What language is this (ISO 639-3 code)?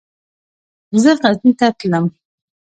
pus